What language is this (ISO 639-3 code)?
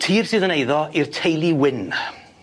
cym